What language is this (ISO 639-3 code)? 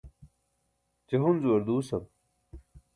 bsk